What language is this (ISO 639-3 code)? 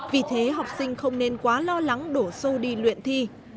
vie